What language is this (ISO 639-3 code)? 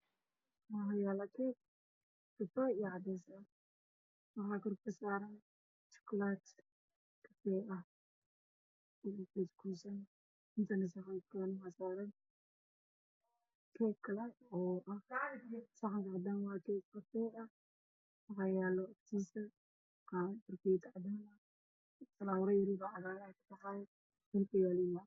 som